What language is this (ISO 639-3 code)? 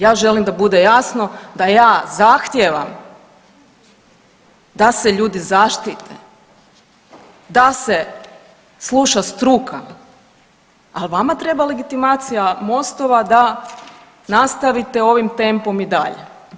hrv